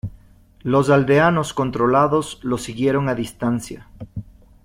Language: Spanish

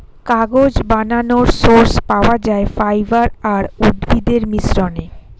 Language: Bangla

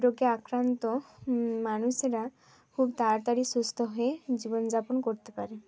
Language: Bangla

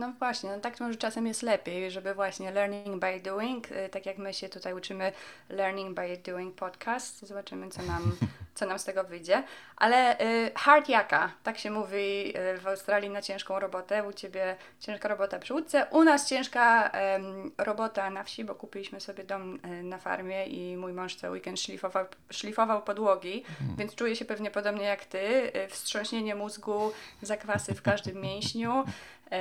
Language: Polish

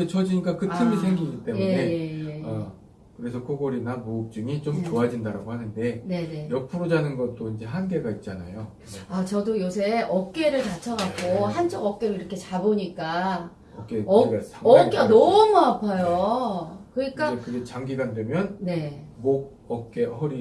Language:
Korean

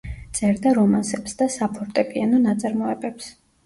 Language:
Georgian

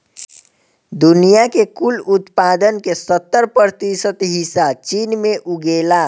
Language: Bhojpuri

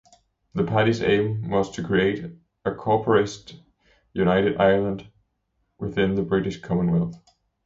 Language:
English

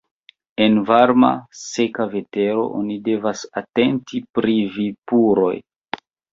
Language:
Esperanto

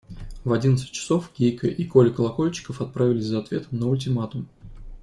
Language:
Russian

